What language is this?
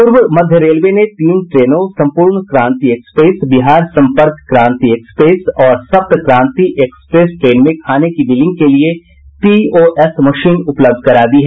Hindi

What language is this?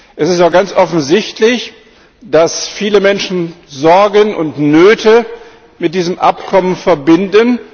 German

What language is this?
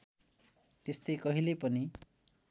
Nepali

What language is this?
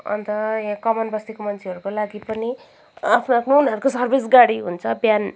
Nepali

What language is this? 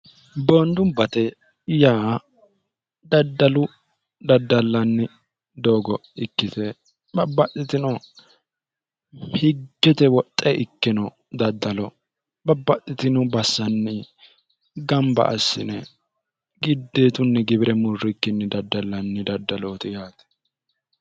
Sidamo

